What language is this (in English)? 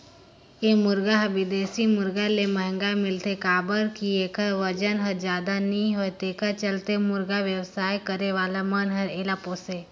Chhattisgarhi